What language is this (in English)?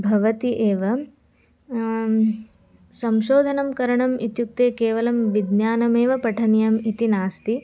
Sanskrit